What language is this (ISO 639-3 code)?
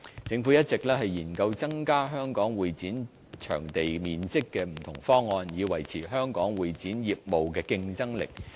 yue